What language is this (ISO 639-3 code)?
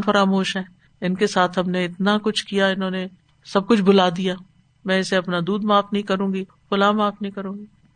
urd